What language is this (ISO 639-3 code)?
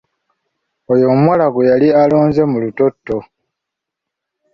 lug